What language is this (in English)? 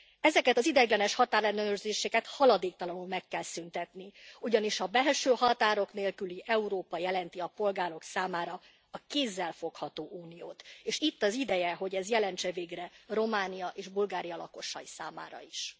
Hungarian